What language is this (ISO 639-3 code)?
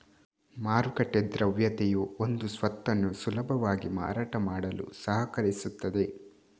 kan